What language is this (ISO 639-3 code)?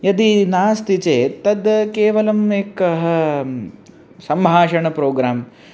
san